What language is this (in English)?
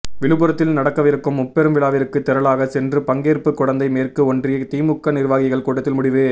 Tamil